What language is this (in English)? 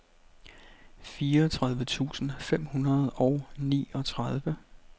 Danish